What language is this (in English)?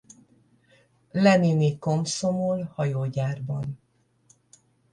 Hungarian